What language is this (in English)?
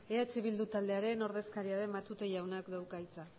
Basque